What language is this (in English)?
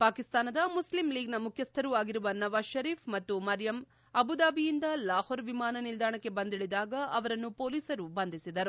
Kannada